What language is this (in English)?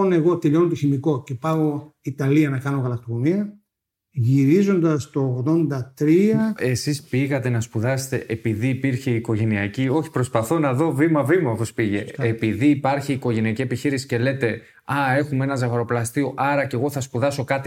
Greek